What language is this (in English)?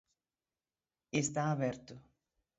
Galician